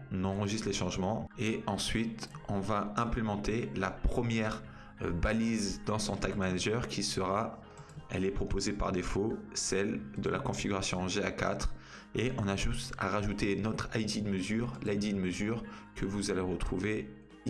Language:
French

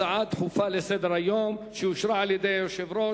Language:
Hebrew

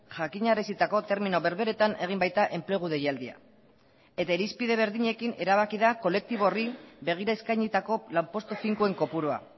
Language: Basque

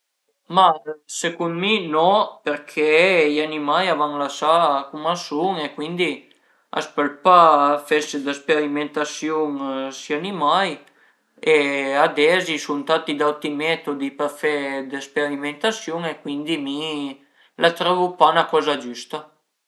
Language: Piedmontese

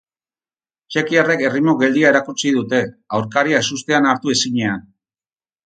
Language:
Basque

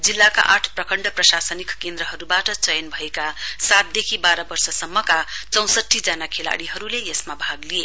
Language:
Nepali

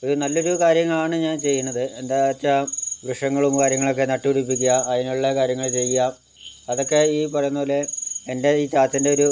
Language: Malayalam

